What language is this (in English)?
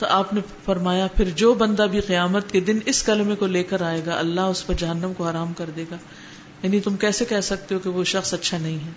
Urdu